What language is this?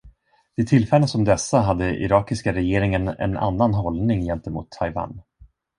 Swedish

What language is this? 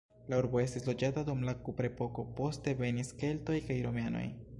Esperanto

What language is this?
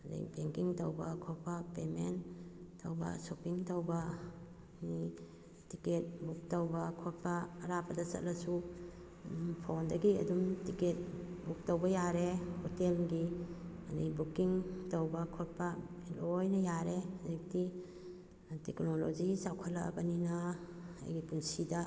Manipuri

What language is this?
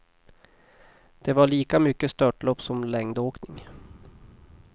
Swedish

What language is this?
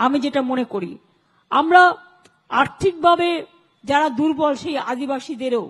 Bangla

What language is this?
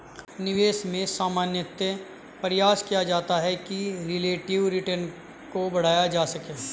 Hindi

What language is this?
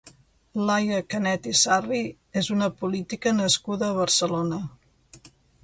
Catalan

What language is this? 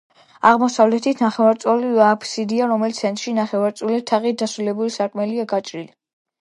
Georgian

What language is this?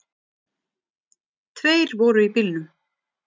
Icelandic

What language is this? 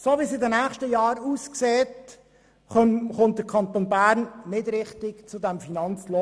Swiss German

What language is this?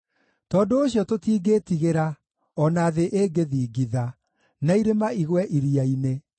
Kikuyu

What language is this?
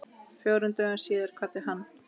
Icelandic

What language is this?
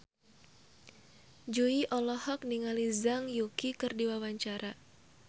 Sundanese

